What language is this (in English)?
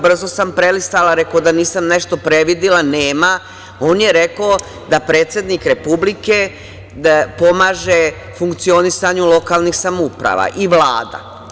Serbian